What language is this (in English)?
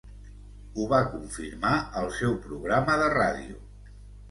Catalan